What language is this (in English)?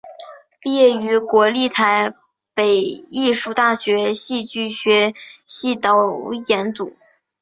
Chinese